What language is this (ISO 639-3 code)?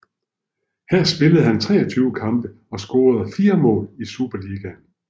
dan